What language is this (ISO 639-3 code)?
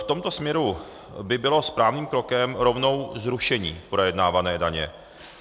ces